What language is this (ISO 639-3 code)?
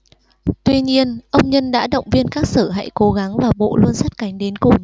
vie